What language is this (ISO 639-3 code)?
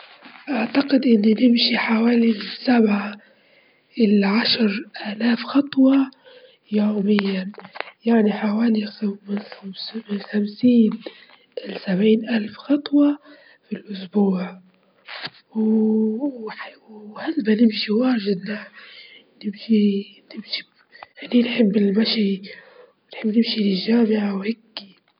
ayl